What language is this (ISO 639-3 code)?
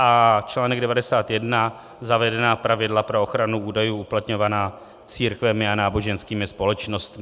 ces